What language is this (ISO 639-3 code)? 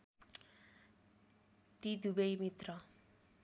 nep